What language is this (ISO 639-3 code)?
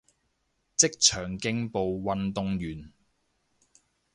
yue